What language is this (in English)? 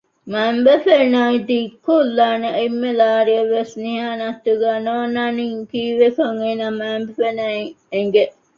Divehi